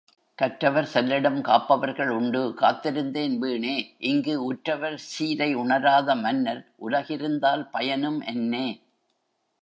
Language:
Tamil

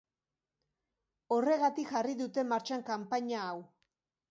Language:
Basque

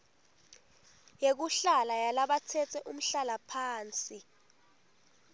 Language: Swati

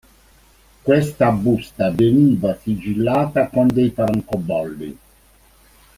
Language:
Italian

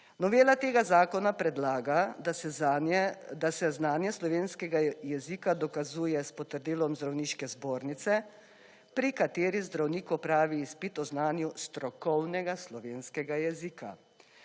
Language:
Slovenian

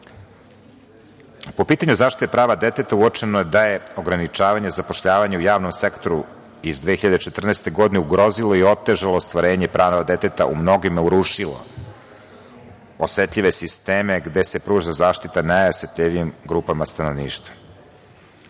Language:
Serbian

